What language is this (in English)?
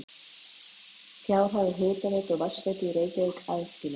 Icelandic